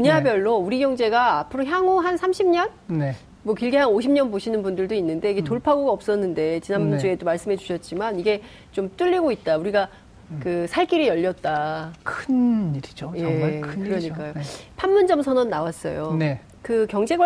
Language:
Korean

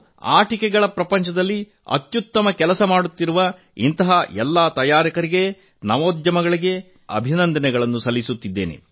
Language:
Kannada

